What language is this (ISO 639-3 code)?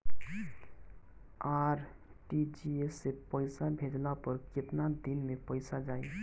bho